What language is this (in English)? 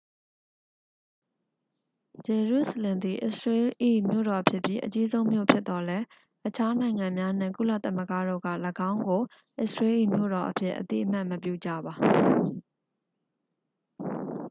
Burmese